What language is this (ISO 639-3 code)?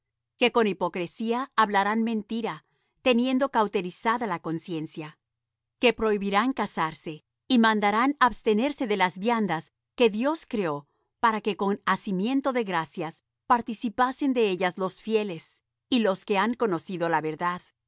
spa